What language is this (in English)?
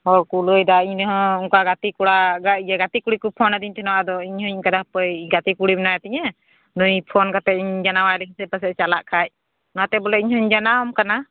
Santali